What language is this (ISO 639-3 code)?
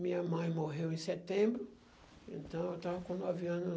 por